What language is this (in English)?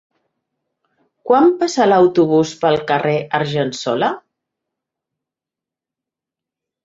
Catalan